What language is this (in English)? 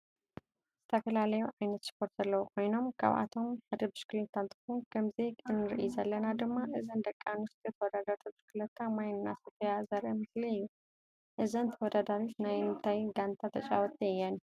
Tigrinya